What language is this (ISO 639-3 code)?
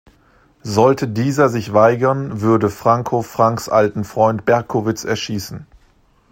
deu